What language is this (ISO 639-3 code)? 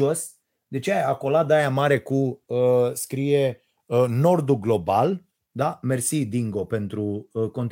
ron